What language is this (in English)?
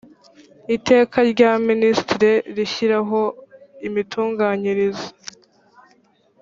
Kinyarwanda